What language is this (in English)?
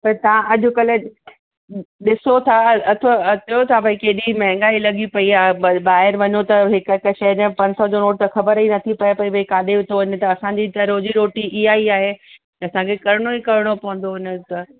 Sindhi